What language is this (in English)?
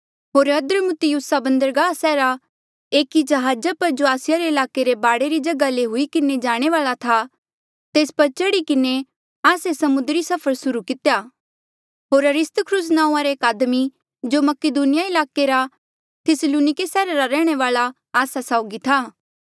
Mandeali